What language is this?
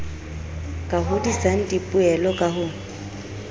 Southern Sotho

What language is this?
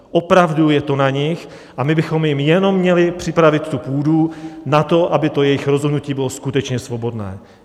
Czech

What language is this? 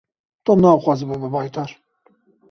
Kurdish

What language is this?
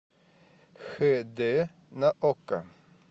Russian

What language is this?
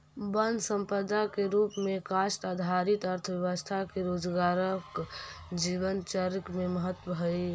Magahi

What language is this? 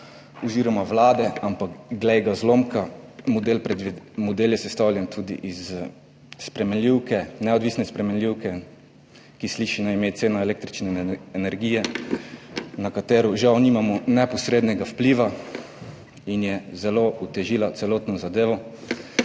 Slovenian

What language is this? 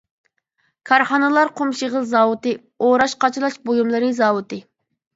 Uyghur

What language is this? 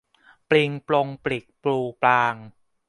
Thai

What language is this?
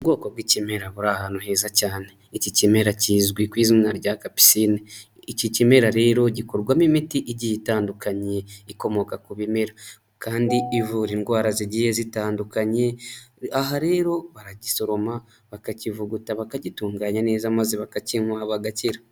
Kinyarwanda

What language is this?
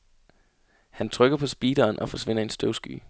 Danish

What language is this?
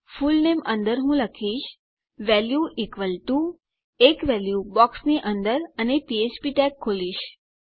Gujarati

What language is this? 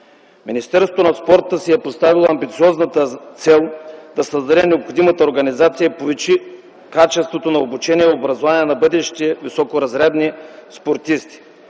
Bulgarian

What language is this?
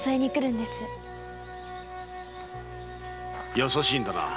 Japanese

